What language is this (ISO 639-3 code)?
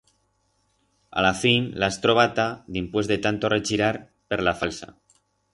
arg